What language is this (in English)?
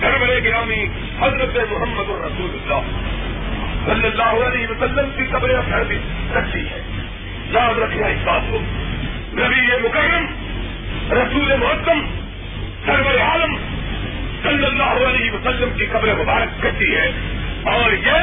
Urdu